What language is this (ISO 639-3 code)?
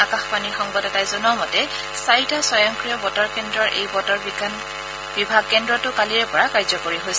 asm